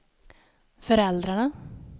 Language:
Swedish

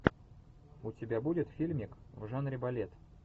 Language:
Russian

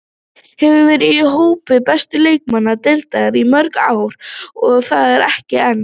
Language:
Icelandic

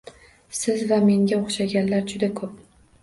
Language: Uzbek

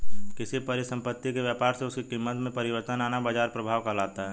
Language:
Hindi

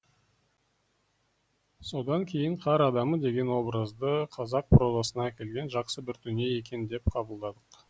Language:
Kazakh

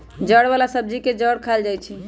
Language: Magahi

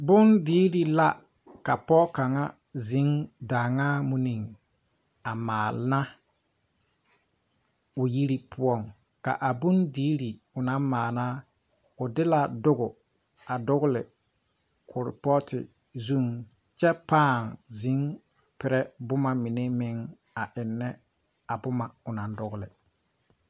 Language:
Southern Dagaare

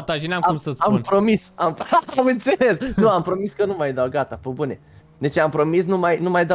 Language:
Romanian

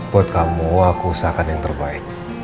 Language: Indonesian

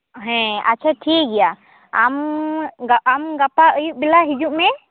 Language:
Santali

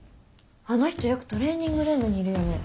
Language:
Japanese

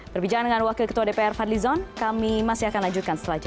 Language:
Indonesian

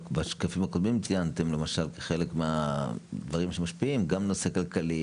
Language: Hebrew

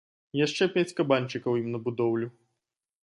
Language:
Belarusian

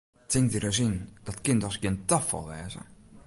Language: Western Frisian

